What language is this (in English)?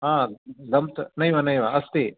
Sanskrit